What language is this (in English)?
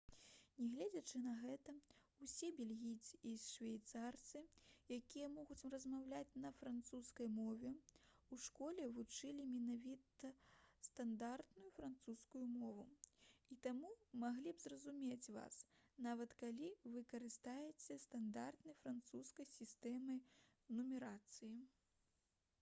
Belarusian